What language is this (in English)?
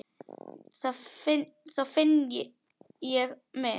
Icelandic